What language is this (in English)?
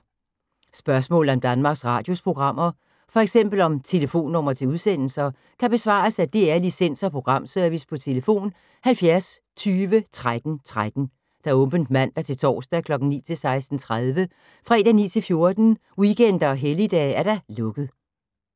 Danish